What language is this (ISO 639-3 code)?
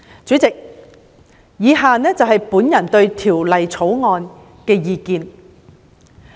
yue